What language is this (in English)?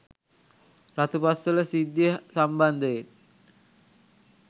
Sinhala